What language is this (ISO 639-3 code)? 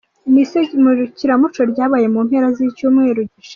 kin